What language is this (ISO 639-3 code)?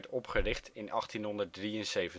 nld